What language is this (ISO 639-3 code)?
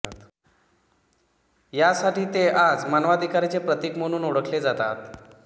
mar